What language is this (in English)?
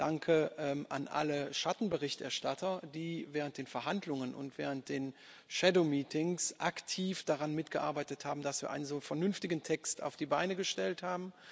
German